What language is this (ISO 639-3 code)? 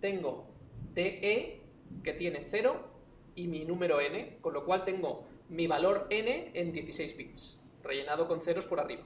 spa